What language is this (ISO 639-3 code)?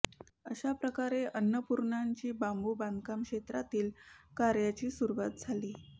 mar